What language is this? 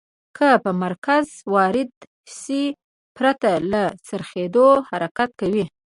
Pashto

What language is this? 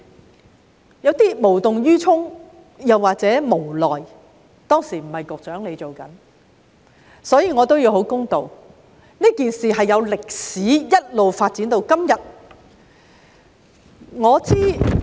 Cantonese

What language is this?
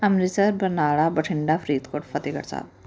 Punjabi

